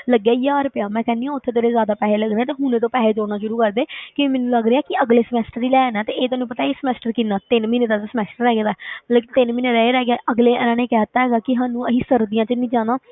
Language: Punjabi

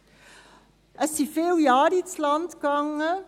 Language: Swiss German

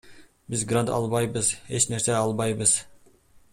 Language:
Kyrgyz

